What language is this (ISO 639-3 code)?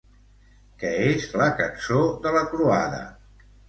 cat